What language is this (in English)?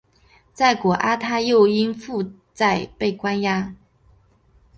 Chinese